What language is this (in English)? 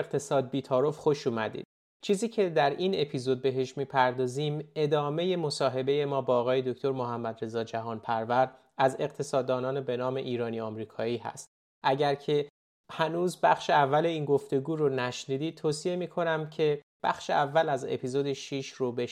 Persian